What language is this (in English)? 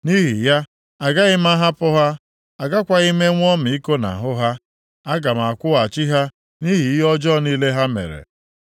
Igbo